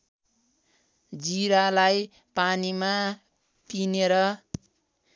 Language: Nepali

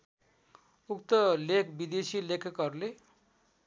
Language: Nepali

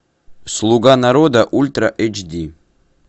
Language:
Russian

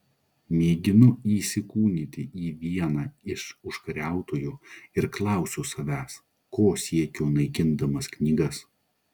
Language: Lithuanian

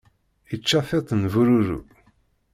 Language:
Kabyle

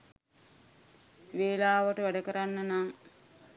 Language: Sinhala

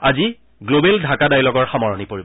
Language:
Assamese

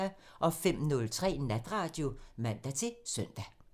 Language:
Danish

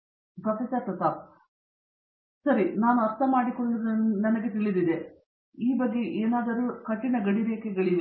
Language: Kannada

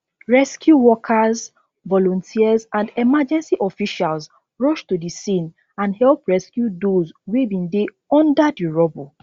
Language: Nigerian Pidgin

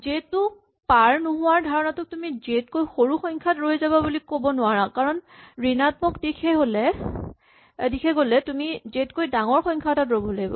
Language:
Assamese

